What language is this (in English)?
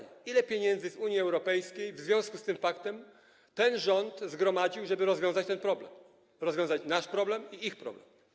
Polish